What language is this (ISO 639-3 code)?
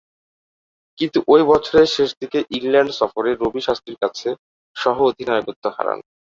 ben